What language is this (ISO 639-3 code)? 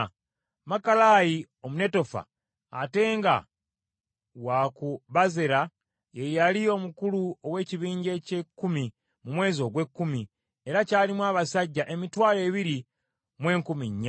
lug